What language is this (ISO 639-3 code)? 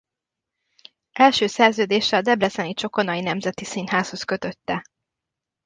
hun